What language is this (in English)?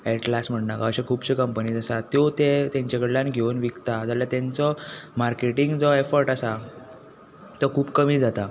Konkani